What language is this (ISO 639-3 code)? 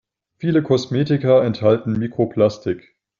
deu